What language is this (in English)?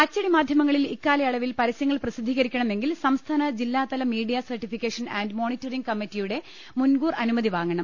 Malayalam